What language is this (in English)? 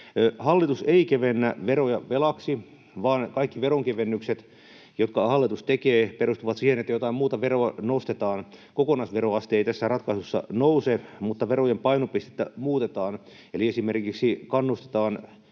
Finnish